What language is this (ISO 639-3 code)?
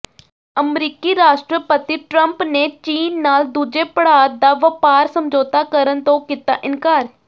pan